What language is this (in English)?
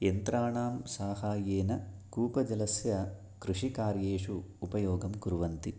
Sanskrit